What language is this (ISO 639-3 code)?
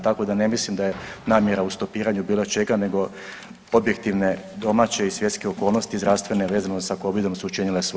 hrv